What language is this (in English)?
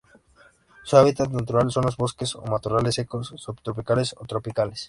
Spanish